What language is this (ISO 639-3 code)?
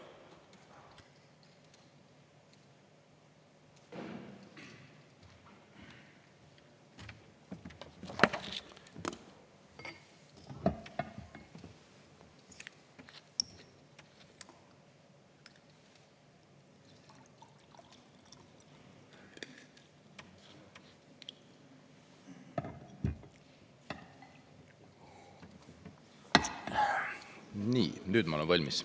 est